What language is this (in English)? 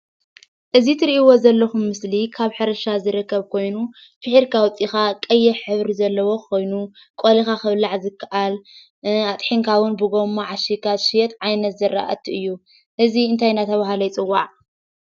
Tigrinya